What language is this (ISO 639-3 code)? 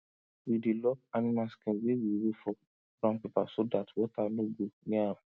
pcm